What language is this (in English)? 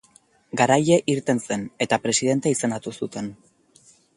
Basque